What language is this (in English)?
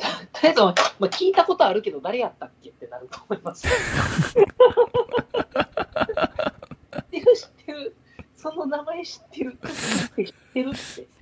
Japanese